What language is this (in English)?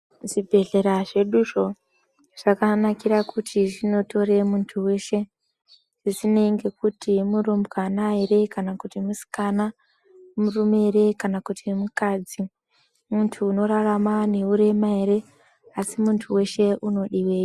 Ndau